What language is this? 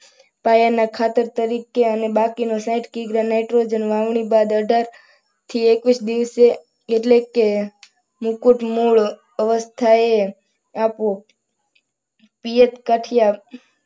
Gujarati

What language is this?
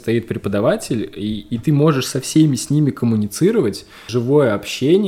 Russian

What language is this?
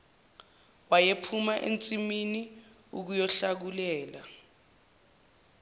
Zulu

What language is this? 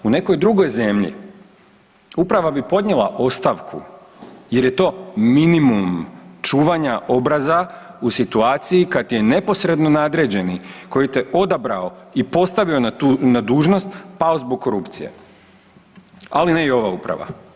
Croatian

